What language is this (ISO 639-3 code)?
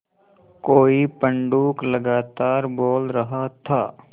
hin